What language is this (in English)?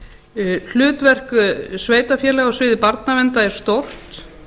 Icelandic